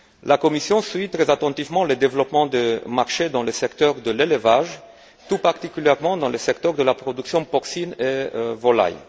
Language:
French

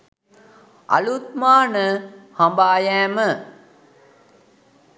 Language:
Sinhala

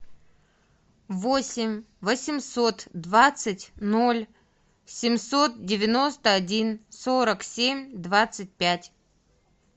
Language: Russian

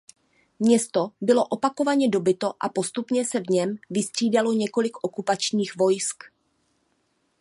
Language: Czech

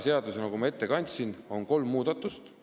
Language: Estonian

